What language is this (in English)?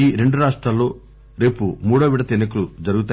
Telugu